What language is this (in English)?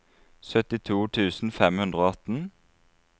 Norwegian